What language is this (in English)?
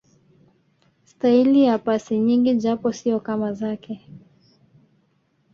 Swahili